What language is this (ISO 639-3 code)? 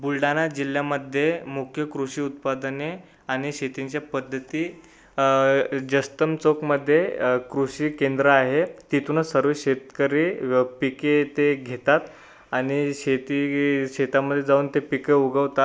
mar